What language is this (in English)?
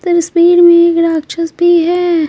Hindi